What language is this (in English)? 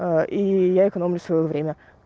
Russian